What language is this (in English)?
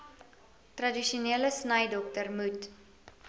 Afrikaans